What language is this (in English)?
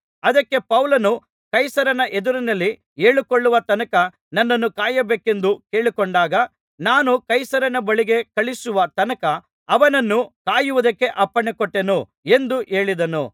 Kannada